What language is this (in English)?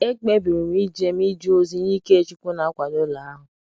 Igbo